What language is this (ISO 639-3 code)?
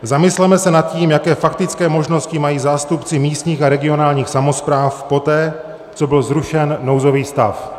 ces